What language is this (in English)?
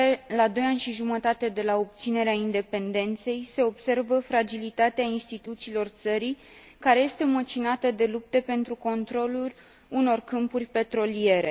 Romanian